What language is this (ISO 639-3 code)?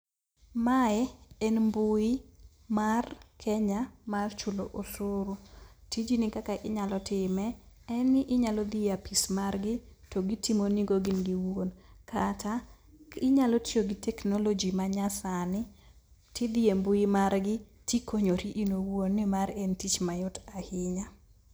luo